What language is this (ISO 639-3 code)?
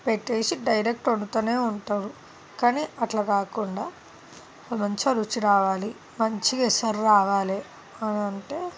tel